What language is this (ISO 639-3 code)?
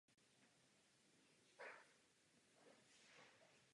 ces